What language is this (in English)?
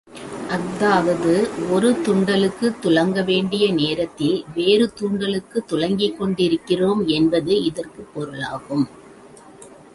Tamil